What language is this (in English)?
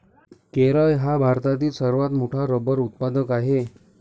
Marathi